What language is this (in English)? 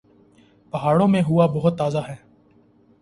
Urdu